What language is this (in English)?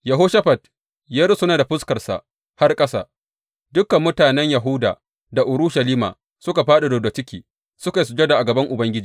Hausa